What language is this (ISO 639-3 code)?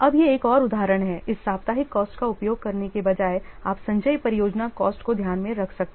hin